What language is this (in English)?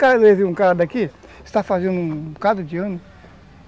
Portuguese